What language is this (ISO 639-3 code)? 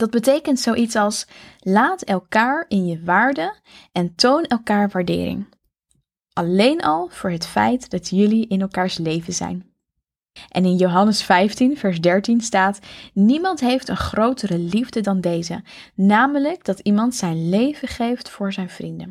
nld